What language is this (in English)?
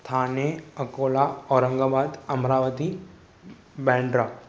Sindhi